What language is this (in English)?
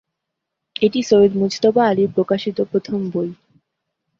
Bangla